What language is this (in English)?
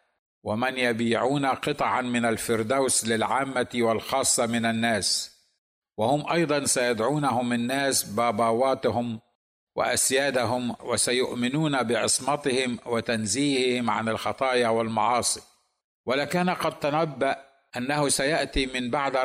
Arabic